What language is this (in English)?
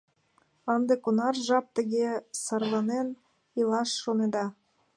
Mari